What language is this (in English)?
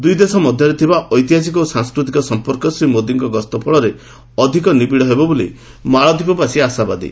Odia